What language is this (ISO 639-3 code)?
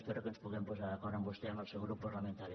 cat